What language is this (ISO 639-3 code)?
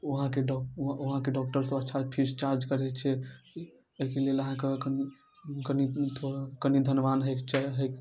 mai